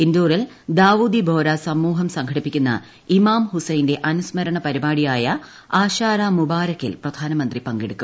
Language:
Malayalam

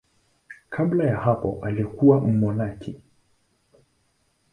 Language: Swahili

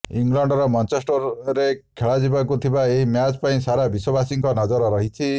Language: Odia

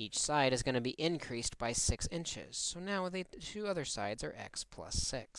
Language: English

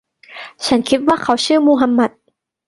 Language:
Thai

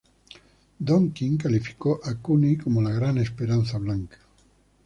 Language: Spanish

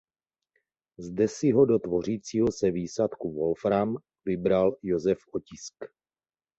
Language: Czech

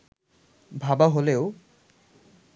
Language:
Bangla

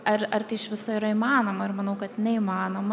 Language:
Lithuanian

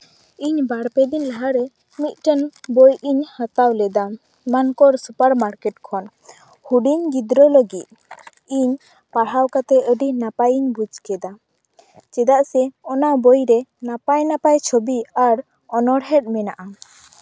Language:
Santali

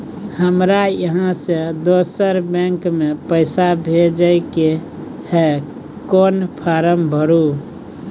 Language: Maithili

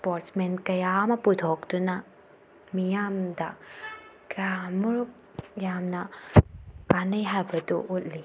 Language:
Manipuri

